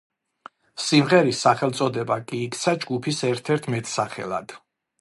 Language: Georgian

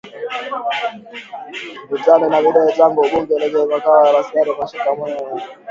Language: Swahili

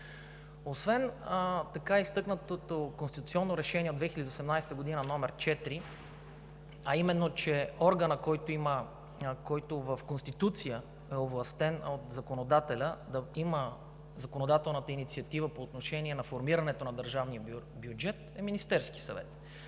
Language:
Bulgarian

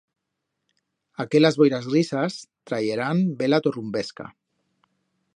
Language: Aragonese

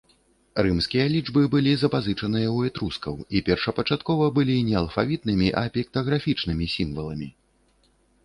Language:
Belarusian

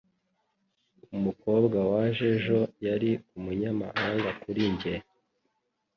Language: Kinyarwanda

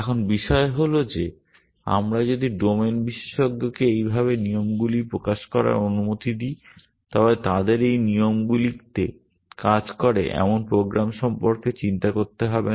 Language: Bangla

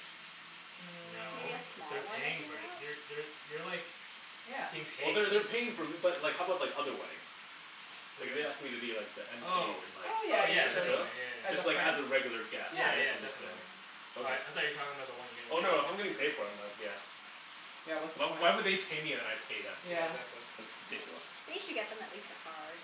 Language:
English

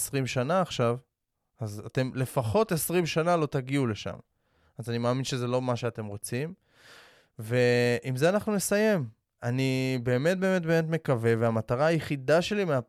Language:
Hebrew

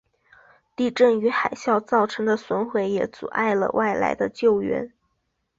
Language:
Chinese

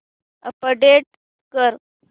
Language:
Marathi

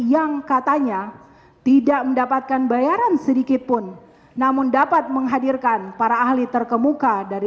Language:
Indonesian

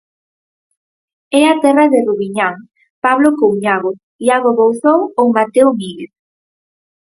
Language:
Galician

